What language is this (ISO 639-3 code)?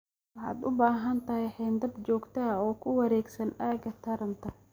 som